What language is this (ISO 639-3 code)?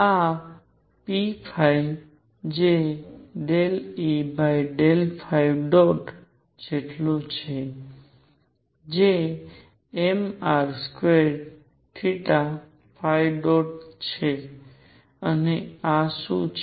guj